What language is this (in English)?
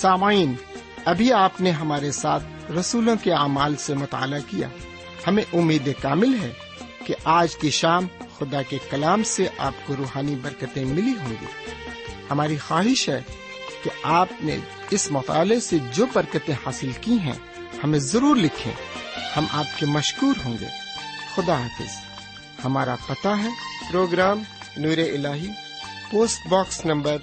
Urdu